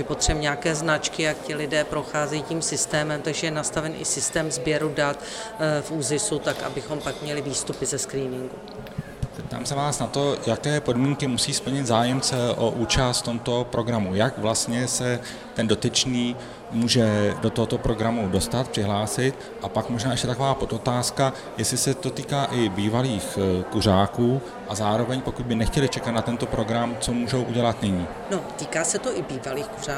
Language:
Czech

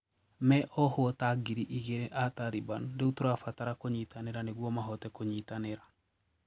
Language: Kikuyu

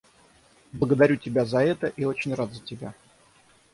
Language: Russian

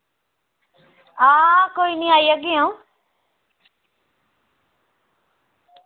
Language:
Dogri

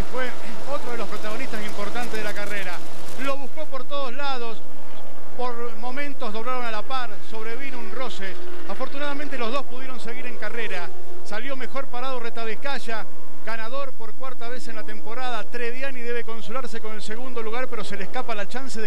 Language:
Spanish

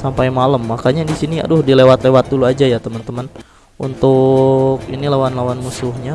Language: Indonesian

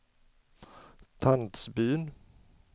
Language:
Swedish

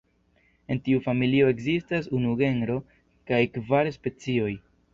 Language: Esperanto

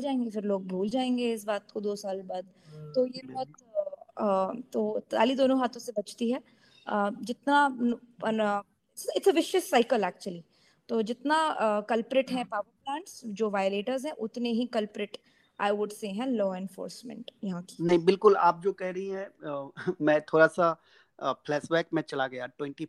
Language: Hindi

